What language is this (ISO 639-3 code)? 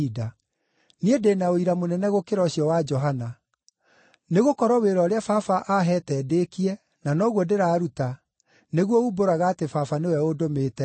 kik